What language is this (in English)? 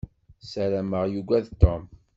Kabyle